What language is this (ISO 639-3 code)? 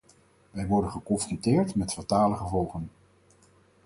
nld